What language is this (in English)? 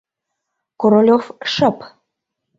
Mari